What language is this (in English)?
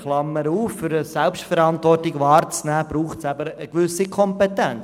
Swiss German